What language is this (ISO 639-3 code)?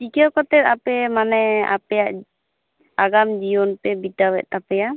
sat